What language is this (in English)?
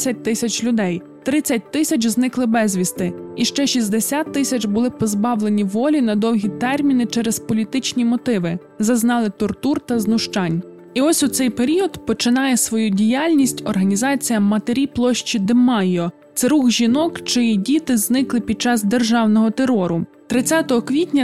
Ukrainian